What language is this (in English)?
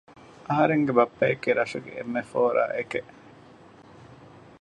Divehi